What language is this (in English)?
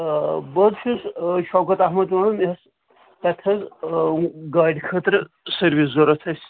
Kashmiri